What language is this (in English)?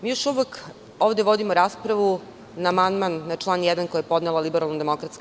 Serbian